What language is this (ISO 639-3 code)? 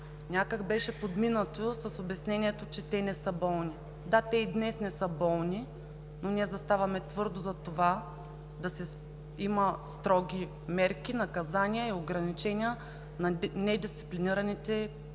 bul